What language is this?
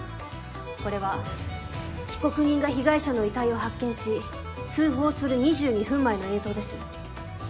Japanese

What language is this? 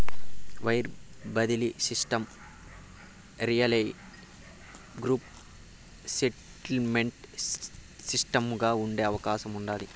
Telugu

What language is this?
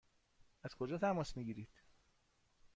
Persian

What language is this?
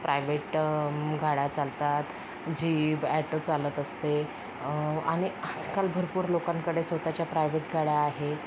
Marathi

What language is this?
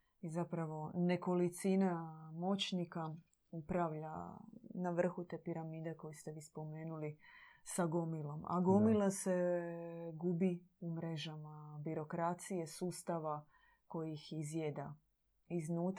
Croatian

